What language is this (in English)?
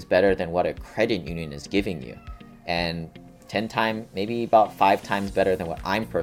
English